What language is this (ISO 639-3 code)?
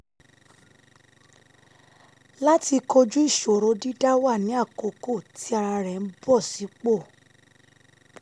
yor